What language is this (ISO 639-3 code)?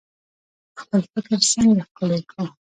pus